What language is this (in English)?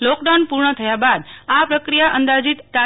Gujarati